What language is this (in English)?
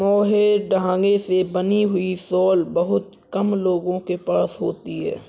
Hindi